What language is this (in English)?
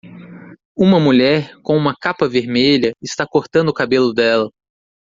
Portuguese